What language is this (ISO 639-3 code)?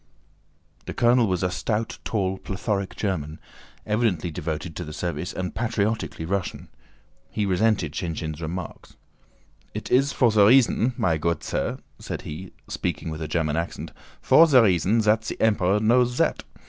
eng